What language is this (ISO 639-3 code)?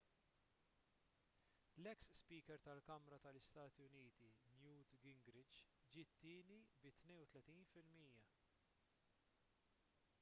mlt